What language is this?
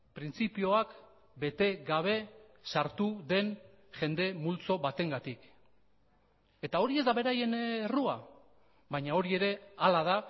Basque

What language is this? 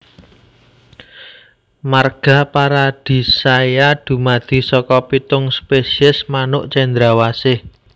Javanese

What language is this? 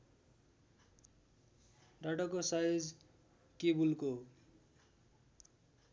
Nepali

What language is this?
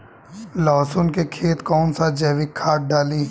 Bhojpuri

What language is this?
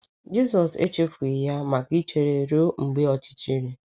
Igbo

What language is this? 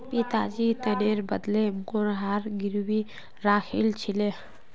Magahi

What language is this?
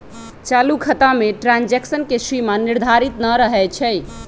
Magahi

